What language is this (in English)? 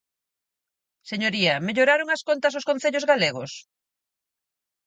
Galician